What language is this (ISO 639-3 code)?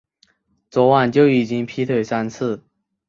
zho